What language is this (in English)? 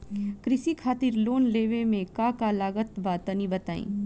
Bhojpuri